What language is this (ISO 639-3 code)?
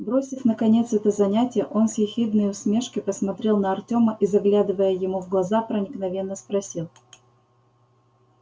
rus